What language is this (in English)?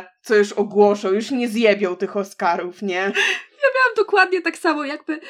Polish